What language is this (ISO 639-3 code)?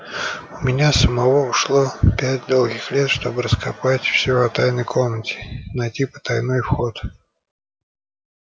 rus